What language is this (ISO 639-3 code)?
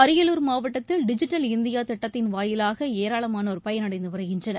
tam